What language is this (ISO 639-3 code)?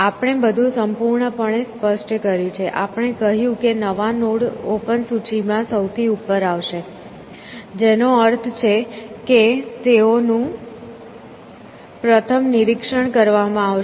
guj